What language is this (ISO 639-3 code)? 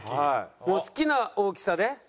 jpn